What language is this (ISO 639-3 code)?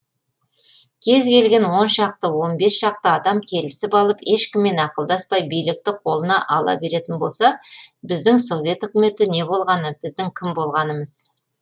kaz